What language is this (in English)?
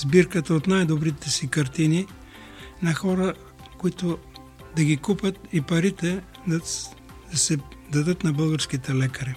Bulgarian